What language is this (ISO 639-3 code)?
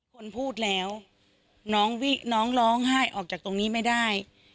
tha